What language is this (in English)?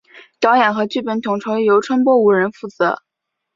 Chinese